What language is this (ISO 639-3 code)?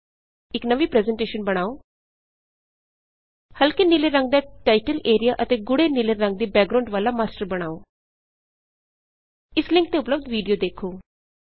pan